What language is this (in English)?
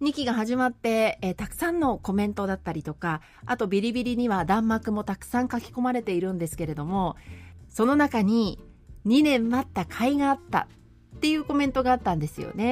Japanese